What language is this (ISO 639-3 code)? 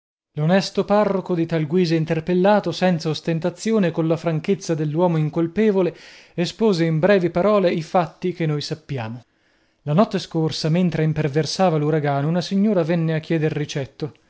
ita